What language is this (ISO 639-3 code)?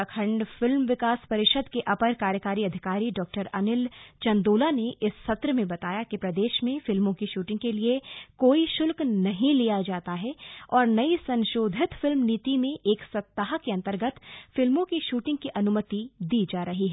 hin